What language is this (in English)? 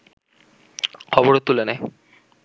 Bangla